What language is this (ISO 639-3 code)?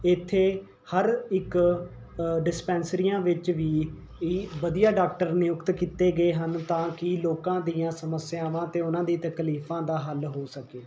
pan